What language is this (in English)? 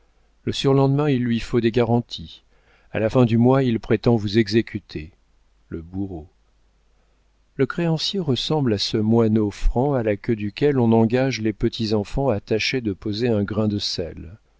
French